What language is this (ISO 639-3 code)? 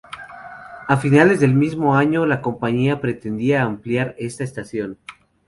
spa